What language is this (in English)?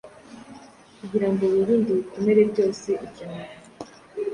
Kinyarwanda